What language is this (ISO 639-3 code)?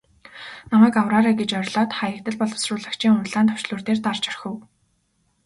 mon